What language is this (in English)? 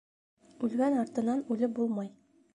Bashkir